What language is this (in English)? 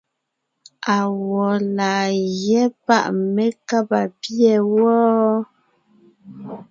Ngiemboon